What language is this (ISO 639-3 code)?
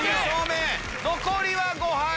jpn